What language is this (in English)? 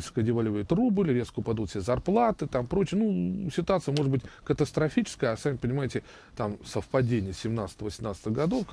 Russian